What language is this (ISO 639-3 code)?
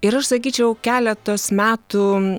lit